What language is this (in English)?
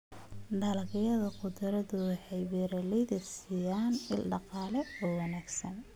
Somali